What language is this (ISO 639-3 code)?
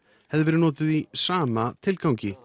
isl